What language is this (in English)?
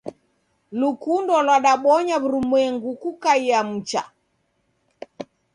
Taita